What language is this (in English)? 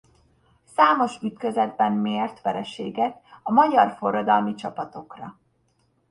Hungarian